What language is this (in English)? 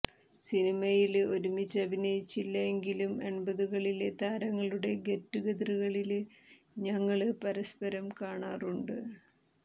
Malayalam